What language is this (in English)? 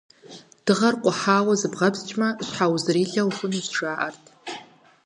Kabardian